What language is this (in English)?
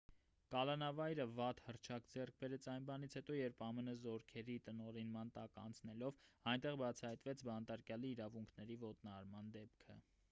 Armenian